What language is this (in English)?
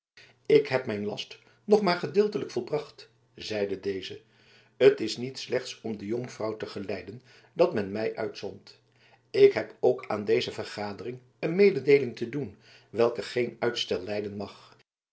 Dutch